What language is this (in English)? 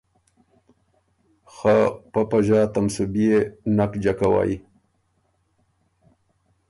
Ormuri